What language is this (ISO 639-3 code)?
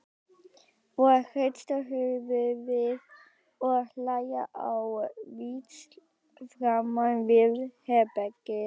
isl